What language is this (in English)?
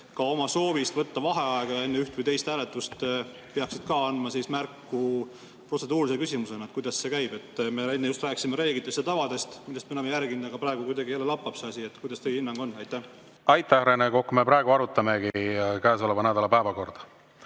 Estonian